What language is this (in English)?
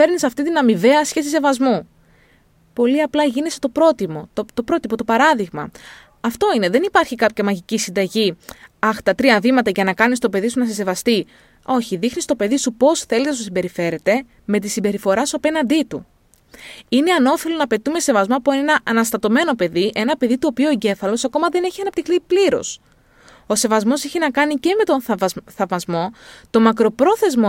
Greek